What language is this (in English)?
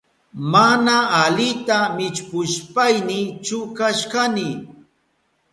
Southern Pastaza Quechua